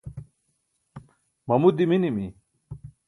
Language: Burushaski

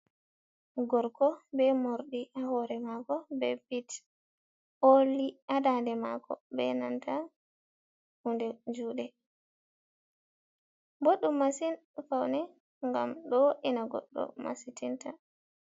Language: Fula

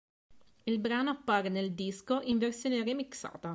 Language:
Italian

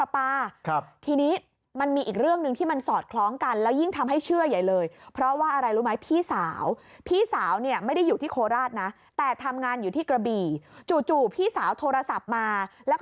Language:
Thai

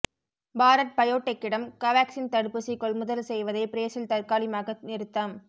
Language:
Tamil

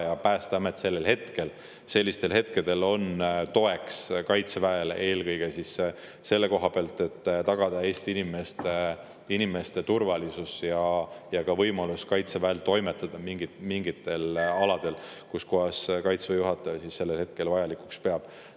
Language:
Estonian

